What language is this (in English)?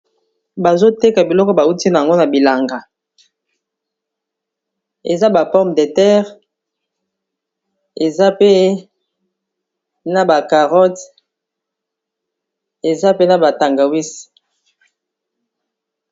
Lingala